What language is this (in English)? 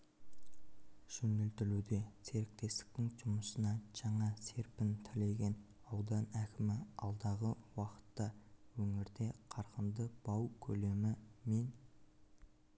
Kazakh